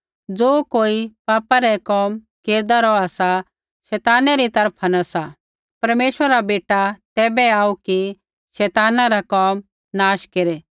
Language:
Kullu Pahari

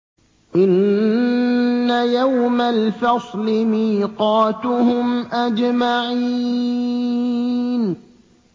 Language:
Arabic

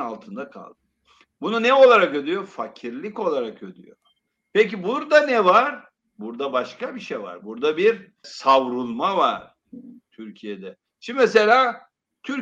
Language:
Turkish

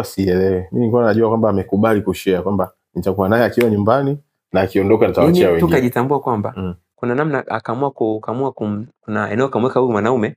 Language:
Swahili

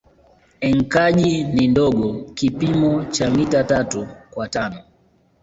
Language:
Swahili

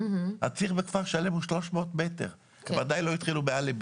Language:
Hebrew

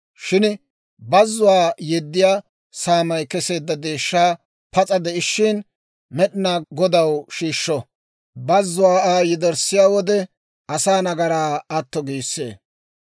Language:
Dawro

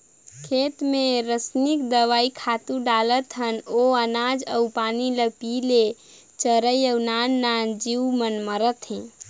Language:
Chhattisgarhi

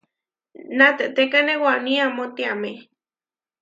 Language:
Huarijio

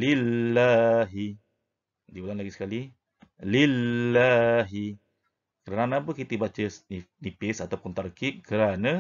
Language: Malay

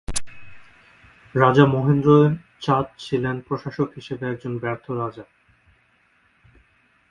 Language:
Bangla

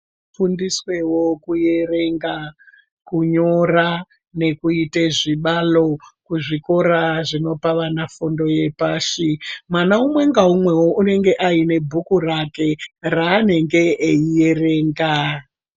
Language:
Ndau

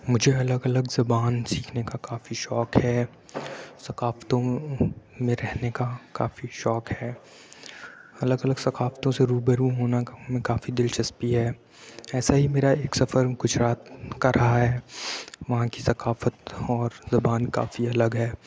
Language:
Urdu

